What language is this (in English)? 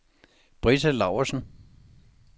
Danish